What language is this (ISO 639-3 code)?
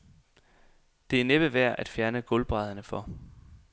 dan